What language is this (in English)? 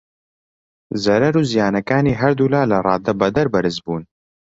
Central Kurdish